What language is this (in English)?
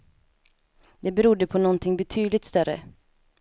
Swedish